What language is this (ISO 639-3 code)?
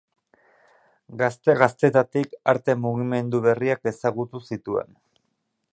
eus